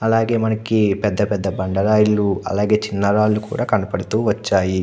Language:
Telugu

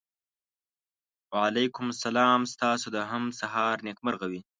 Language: Pashto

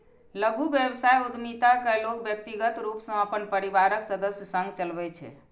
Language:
Maithili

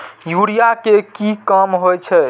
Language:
Maithili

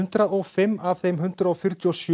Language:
Icelandic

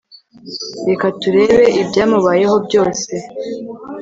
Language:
Kinyarwanda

